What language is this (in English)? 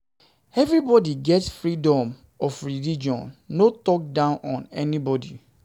Nigerian Pidgin